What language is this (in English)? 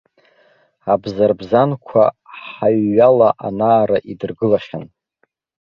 Abkhazian